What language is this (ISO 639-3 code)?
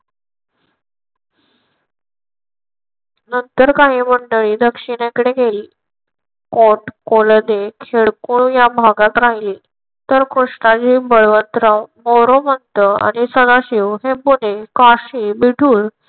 mar